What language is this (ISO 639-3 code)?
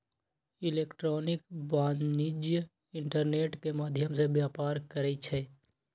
mag